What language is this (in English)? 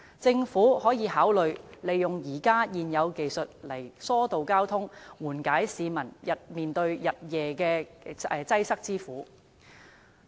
Cantonese